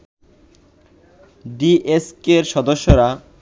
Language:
Bangla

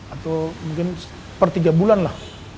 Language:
Indonesian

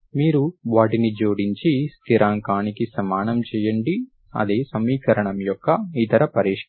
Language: Telugu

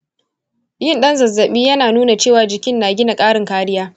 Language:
Hausa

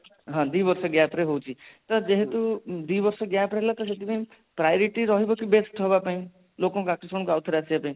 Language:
Odia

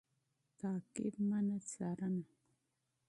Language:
Pashto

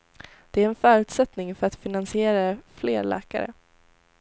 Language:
Swedish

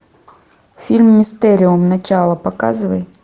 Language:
Russian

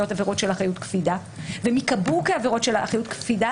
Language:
Hebrew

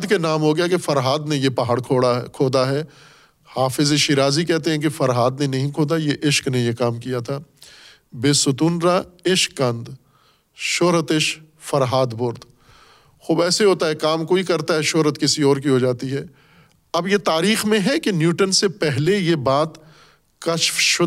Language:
Urdu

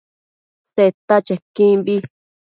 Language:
Matsés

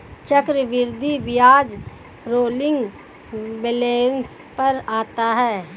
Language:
Hindi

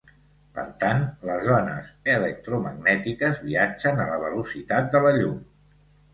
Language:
Catalan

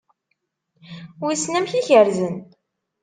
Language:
Kabyle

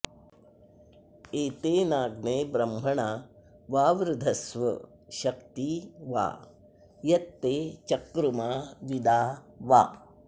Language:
Sanskrit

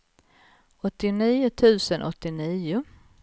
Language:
Swedish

